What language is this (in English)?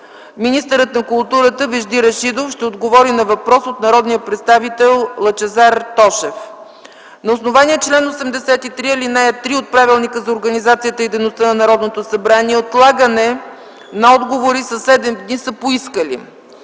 Bulgarian